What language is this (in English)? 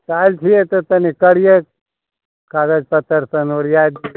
Maithili